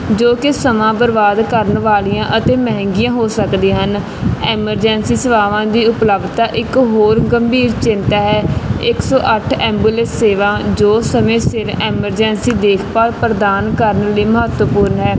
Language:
Punjabi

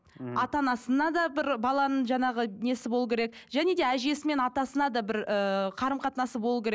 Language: Kazakh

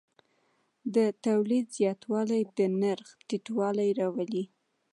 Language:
Pashto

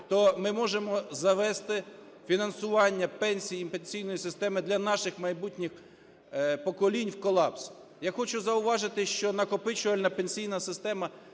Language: Ukrainian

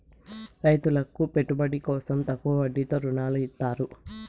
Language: Telugu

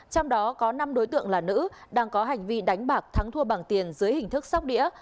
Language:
Vietnamese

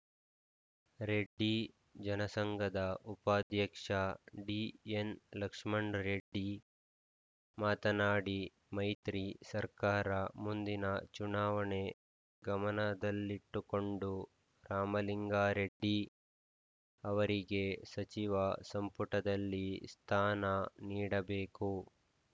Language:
Kannada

